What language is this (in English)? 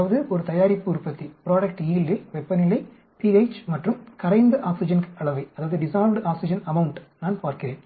Tamil